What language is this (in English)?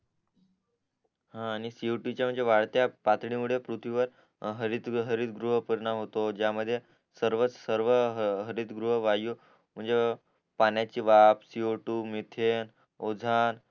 Marathi